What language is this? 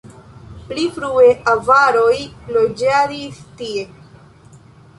Esperanto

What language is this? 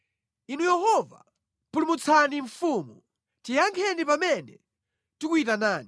Nyanja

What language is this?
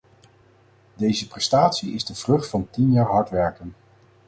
Dutch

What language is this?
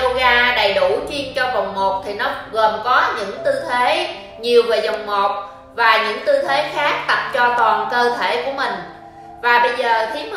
Vietnamese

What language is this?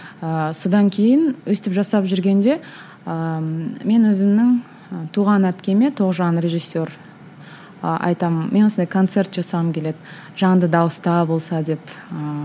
Kazakh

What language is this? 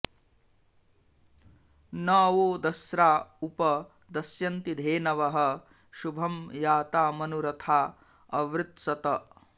Sanskrit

